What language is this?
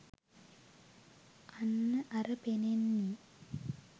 Sinhala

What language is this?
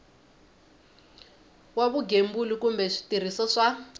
Tsonga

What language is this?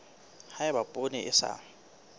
Southern Sotho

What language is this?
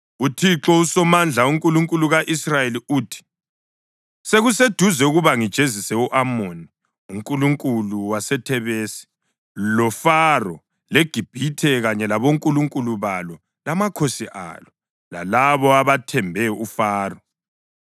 North Ndebele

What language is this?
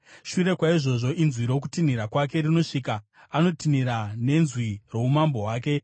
Shona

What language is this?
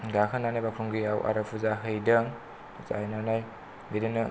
Bodo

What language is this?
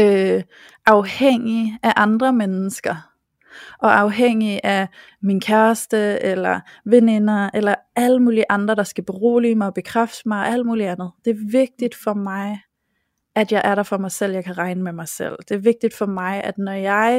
Danish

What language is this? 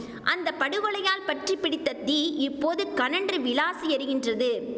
Tamil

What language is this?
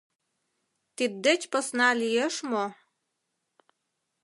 Mari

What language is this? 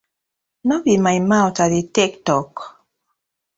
Nigerian Pidgin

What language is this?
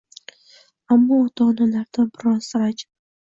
Uzbek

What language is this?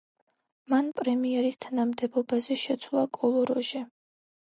Georgian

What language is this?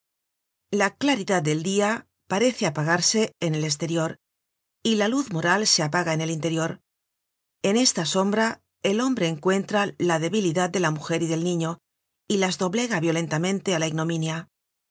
Spanish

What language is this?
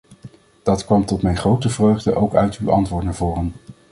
Dutch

